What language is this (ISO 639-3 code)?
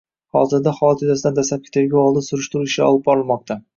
uzb